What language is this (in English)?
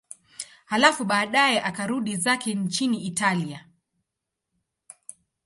Swahili